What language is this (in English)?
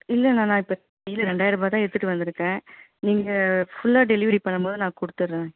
Tamil